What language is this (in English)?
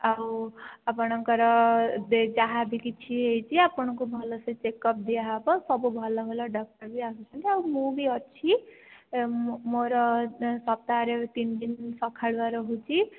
Odia